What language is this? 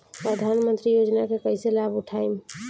Bhojpuri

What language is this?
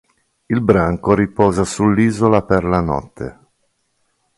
Italian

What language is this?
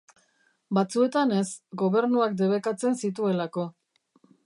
Basque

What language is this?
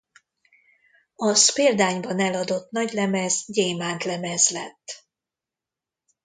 Hungarian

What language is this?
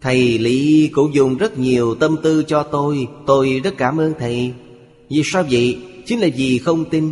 Vietnamese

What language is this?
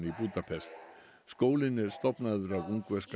Icelandic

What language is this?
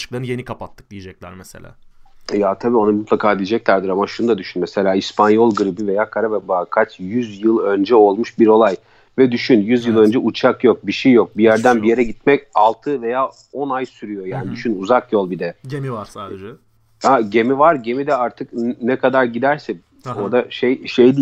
Turkish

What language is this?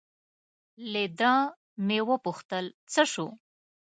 Pashto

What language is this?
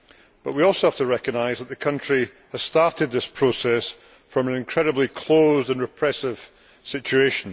English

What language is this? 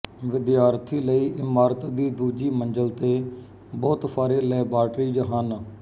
Punjabi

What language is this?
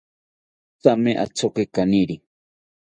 South Ucayali Ashéninka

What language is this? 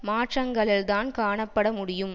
Tamil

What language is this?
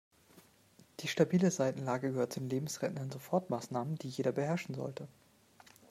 German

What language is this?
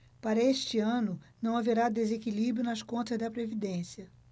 Portuguese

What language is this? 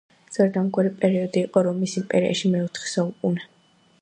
Georgian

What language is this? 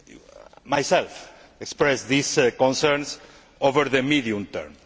English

